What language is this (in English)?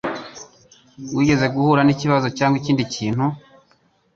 Kinyarwanda